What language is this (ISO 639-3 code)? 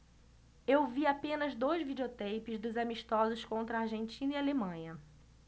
por